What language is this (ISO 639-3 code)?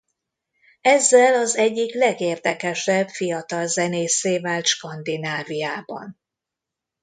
hun